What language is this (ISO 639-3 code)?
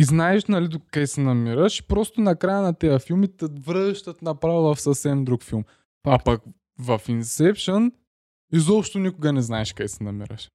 bul